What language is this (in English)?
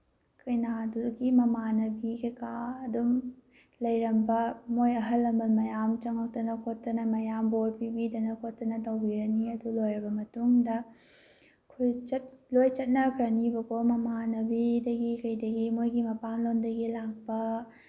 Manipuri